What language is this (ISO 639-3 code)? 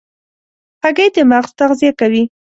pus